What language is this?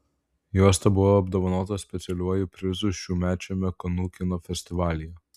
Lithuanian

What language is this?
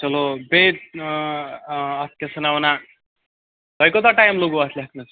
Kashmiri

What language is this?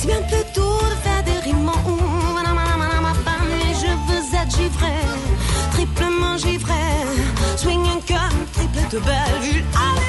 Hungarian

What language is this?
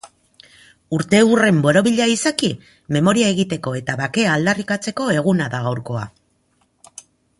Basque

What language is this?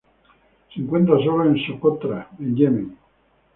Spanish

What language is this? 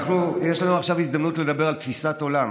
Hebrew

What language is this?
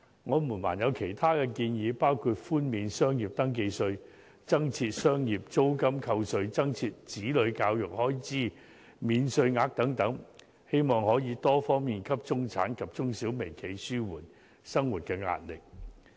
Cantonese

